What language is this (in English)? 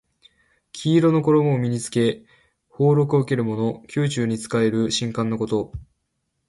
Japanese